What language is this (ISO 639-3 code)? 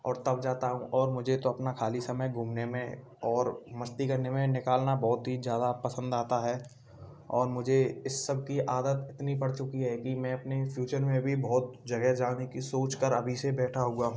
hin